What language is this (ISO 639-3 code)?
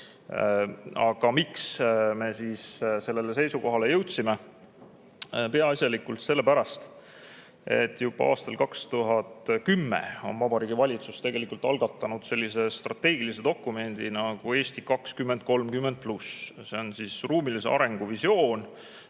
est